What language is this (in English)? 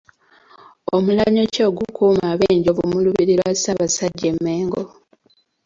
Ganda